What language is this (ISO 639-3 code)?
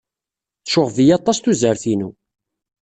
kab